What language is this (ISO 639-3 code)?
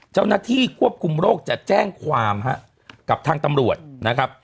tha